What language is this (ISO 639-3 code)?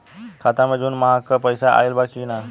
bho